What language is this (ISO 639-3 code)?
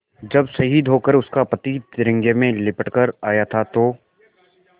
hin